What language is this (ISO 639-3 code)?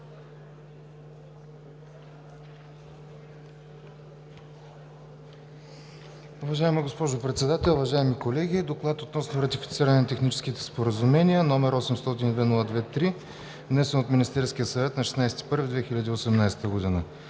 bul